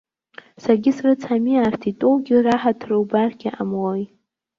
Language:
Abkhazian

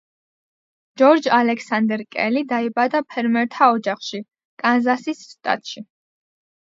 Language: Georgian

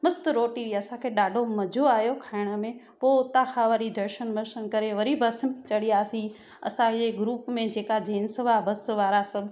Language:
Sindhi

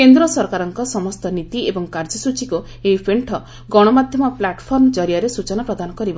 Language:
Odia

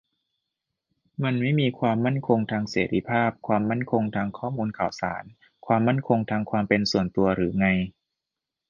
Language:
Thai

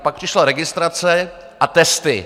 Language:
Czech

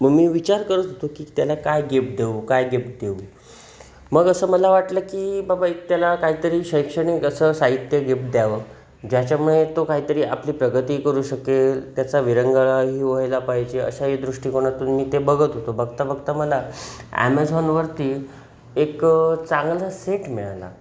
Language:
Marathi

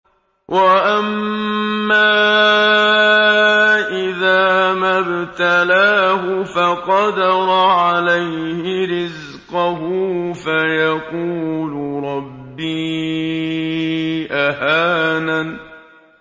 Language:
Arabic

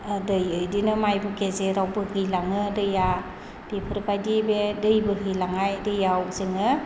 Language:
Bodo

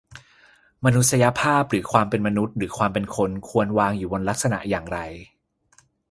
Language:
Thai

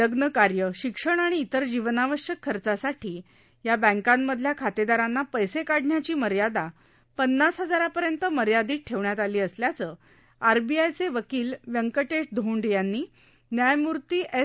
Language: Marathi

